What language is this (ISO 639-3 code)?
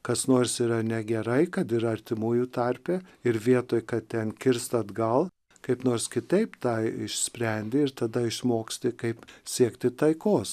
lit